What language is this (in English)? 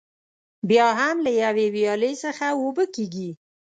Pashto